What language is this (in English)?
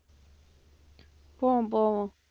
Tamil